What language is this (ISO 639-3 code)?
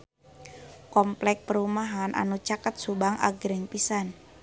sun